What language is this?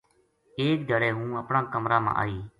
Gujari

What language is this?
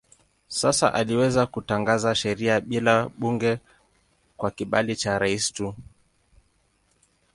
Swahili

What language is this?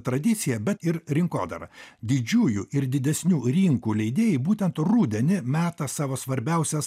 Lithuanian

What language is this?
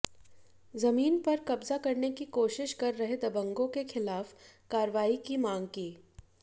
Hindi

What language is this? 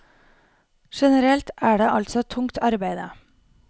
Norwegian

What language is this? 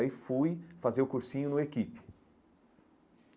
Portuguese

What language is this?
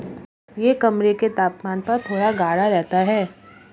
Hindi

